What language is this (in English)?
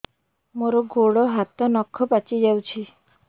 Odia